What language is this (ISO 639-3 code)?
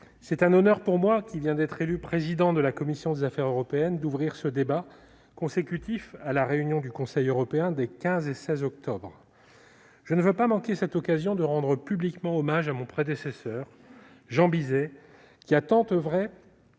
fra